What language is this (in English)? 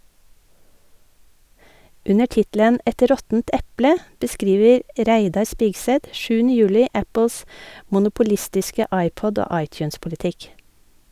Norwegian